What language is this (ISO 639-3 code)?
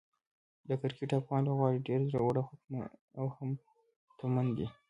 pus